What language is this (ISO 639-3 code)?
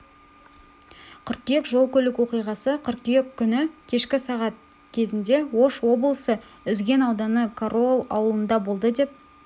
kaz